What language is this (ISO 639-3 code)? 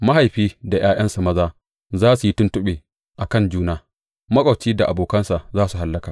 hau